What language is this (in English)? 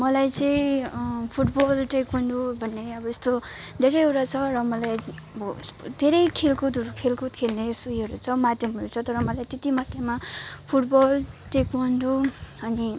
Nepali